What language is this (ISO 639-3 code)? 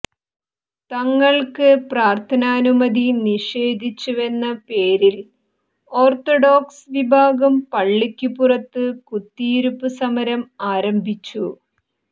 mal